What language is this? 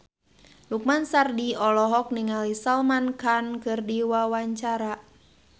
Sundanese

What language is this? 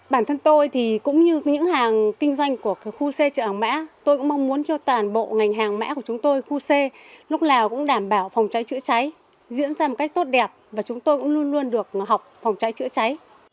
Vietnamese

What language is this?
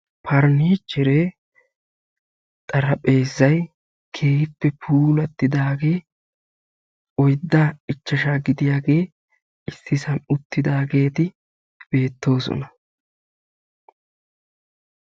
Wolaytta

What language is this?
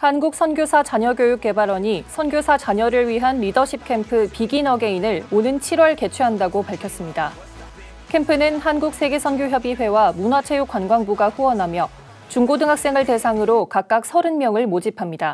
Korean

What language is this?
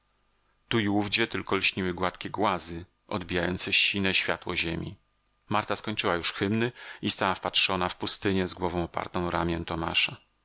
Polish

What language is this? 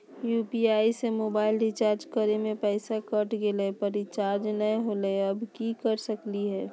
Magahi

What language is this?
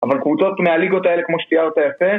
Hebrew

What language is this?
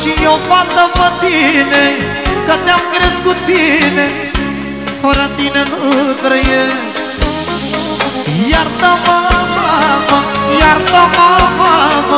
Romanian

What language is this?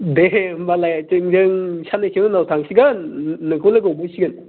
Bodo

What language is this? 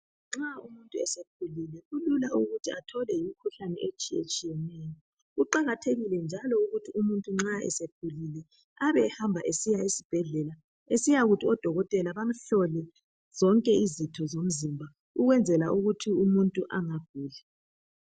North Ndebele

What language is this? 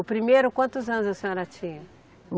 Portuguese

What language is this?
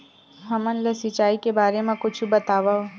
Chhattisgarhi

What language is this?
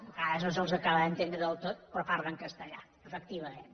Catalan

